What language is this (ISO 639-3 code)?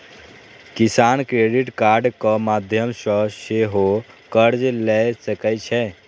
mai